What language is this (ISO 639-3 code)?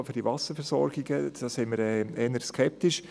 gsw